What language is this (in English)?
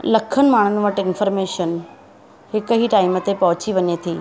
Sindhi